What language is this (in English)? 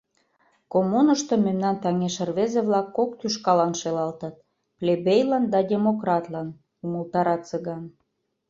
Mari